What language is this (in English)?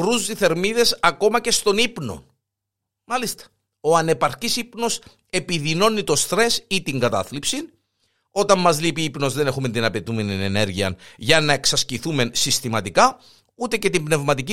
Greek